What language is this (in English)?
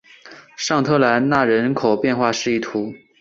Chinese